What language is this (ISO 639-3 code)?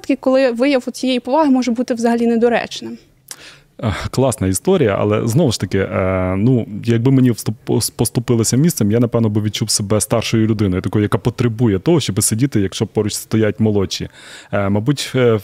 ukr